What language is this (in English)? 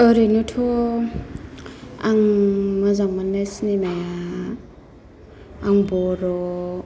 Bodo